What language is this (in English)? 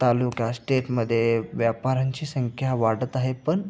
Marathi